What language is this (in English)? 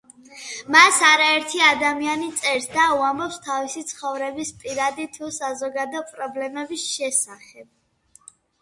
Georgian